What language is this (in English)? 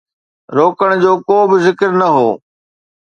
Sindhi